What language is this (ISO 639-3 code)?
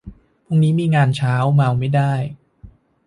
tha